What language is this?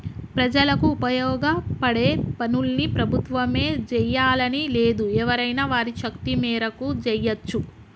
Telugu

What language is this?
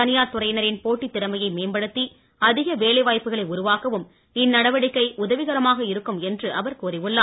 Tamil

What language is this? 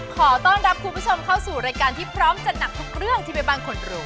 Thai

